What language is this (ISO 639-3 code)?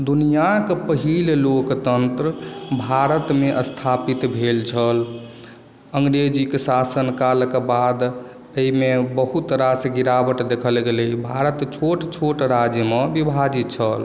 mai